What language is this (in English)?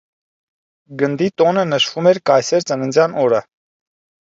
Armenian